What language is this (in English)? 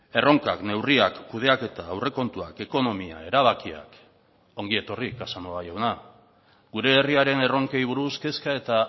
Basque